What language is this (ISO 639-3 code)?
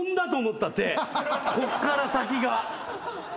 jpn